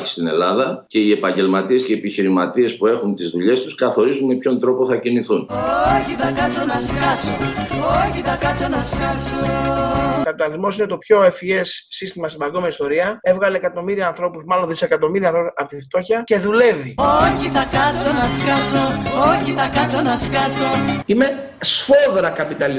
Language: Greek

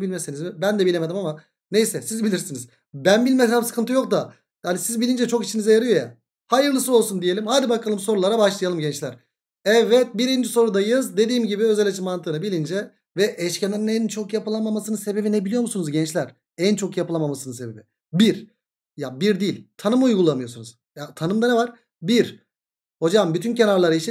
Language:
Turkish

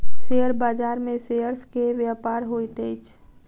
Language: Maithili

